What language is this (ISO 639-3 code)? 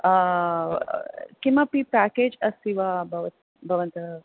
san